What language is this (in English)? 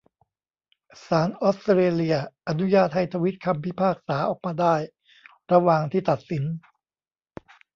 Thai